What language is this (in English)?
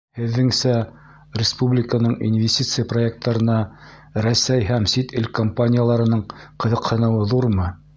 Bashkir